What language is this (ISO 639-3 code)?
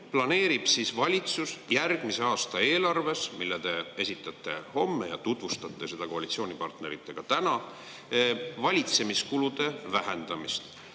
est